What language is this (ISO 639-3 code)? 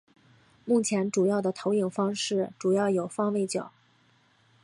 zho